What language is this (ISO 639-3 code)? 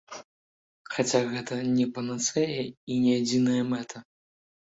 bel